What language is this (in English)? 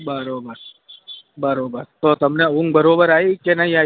Gujarati